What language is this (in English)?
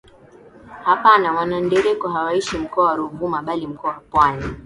Swahili